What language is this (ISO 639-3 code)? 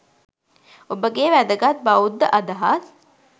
sin